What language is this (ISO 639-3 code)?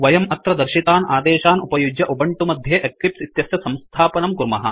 san